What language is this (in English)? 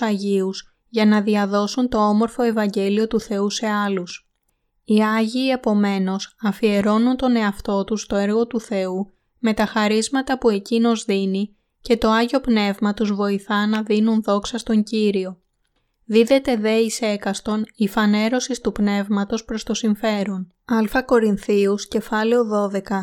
Greek